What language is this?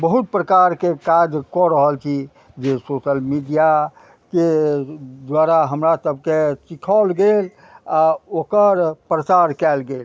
Maithili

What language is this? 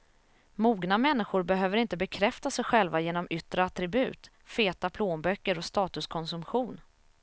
Swedish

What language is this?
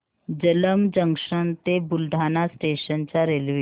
Marathi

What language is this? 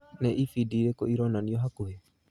Kikuyu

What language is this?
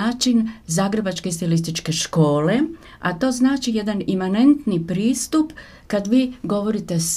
Croatian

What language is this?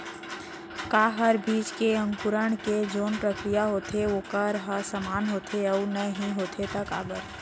Chhattisgarhi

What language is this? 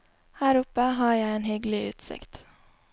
Norwegian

